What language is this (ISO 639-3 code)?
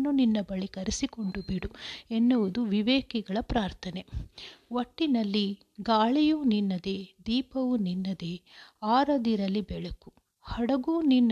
kan